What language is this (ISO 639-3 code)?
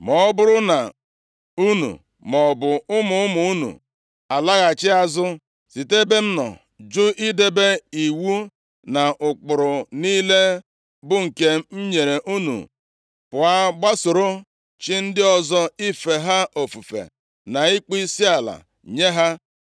ibo